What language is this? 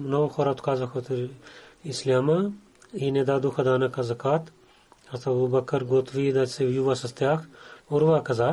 Bulgarian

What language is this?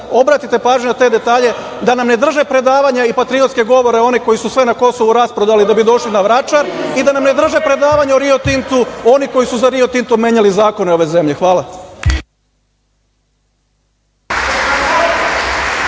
Serbian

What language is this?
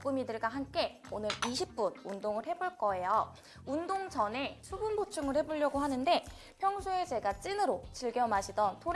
Korean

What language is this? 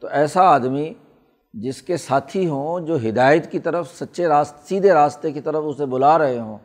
Urdu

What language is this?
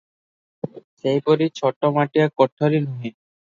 Odia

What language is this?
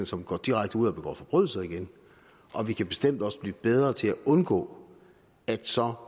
Danish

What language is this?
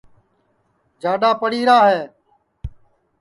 Sansi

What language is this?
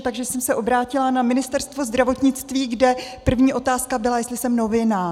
Czech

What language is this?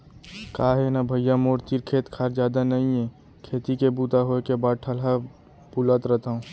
Chhattisgarhi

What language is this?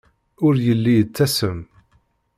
Kabyle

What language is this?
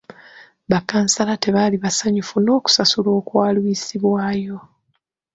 Ganda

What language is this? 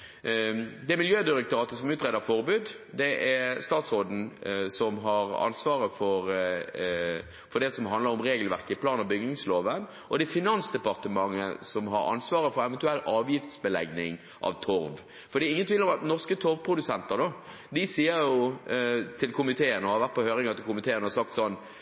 Norwegian Bokmål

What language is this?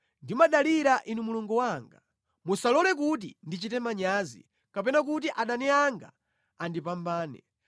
Nyanja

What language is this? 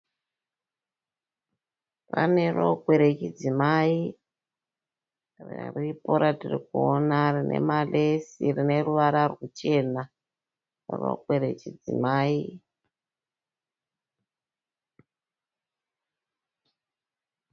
Shona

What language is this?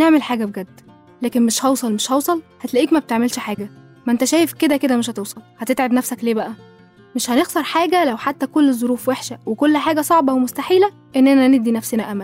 Arabic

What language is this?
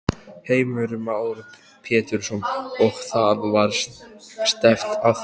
Icelandic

